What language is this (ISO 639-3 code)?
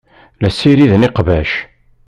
kab